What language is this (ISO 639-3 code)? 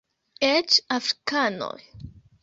epo